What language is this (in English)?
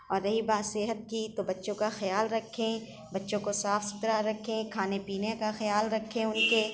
Urdu